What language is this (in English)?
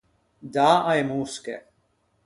Ligurian